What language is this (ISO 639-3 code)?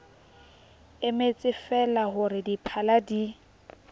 sot